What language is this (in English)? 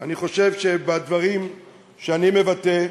Hebrew